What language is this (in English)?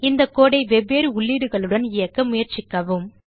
Tamil